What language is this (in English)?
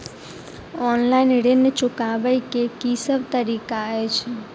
Maithili